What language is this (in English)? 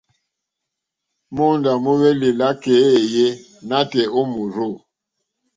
Mokpwe